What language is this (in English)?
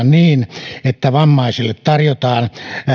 Finnish